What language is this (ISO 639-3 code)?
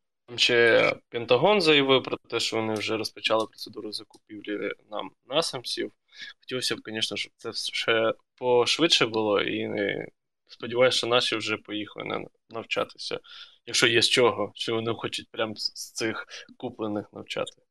ukr